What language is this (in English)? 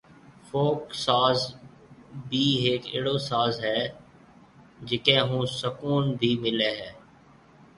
Marwari (Pakistan)